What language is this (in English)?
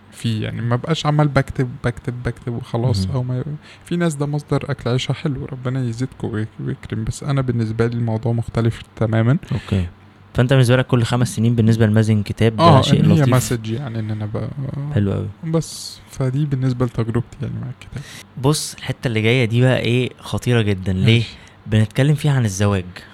Arabic